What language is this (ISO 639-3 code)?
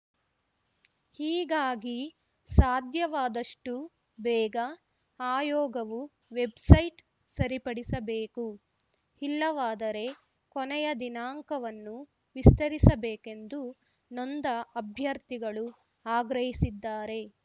kan